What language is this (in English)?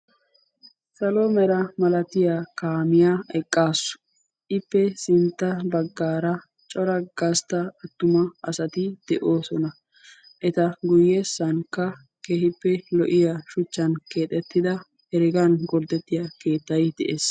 Wolaytta